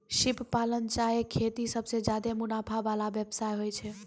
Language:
Maithili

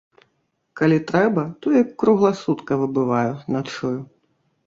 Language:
Belarusian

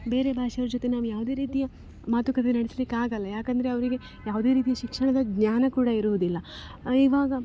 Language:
Kannada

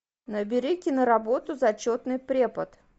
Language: Russian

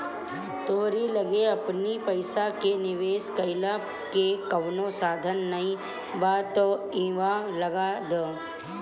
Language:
Bhojpuri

